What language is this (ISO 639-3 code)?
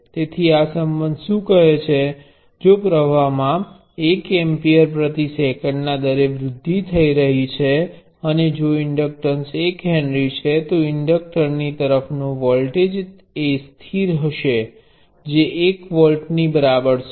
guj